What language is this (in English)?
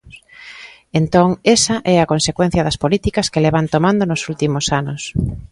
Galician